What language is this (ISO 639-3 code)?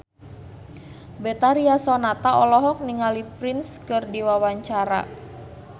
sun